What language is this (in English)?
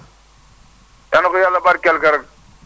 Wolof